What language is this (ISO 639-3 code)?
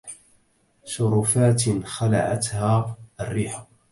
ara